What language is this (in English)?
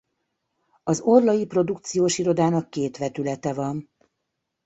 Hungarian